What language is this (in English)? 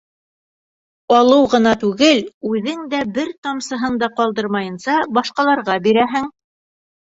Bashkir